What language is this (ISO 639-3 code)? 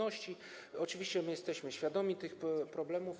pol